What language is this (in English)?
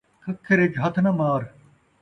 Saraiki